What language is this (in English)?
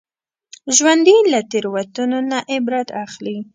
Pashto